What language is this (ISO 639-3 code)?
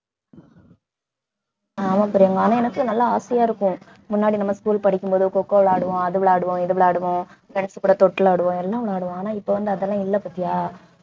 tam